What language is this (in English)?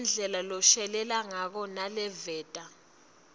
Swati